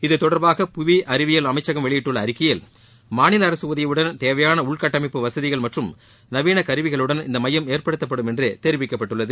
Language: Tamil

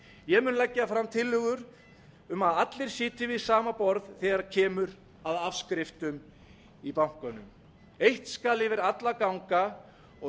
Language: Icelandic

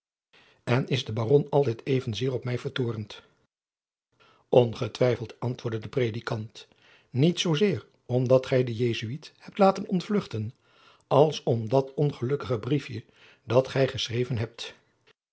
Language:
Dutch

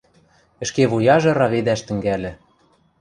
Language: Western Mari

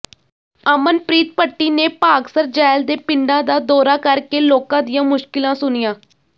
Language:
Punjabi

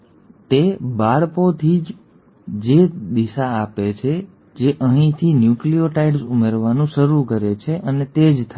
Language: Gujarati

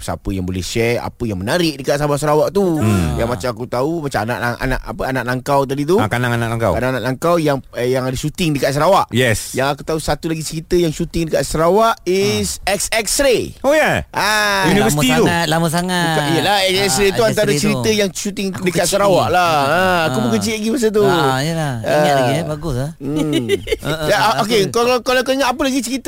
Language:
Malay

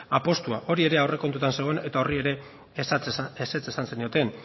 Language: Basque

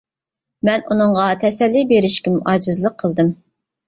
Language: Uyghur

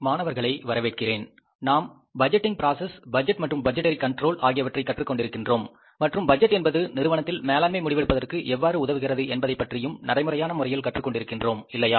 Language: Tamil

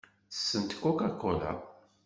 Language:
Kabyle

